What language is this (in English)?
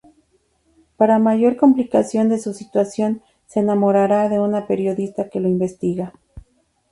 Spanish